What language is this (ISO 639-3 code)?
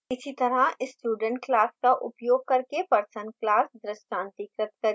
hin